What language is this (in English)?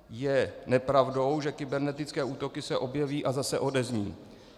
Czech